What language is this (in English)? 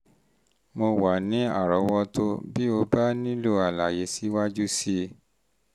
Yoruba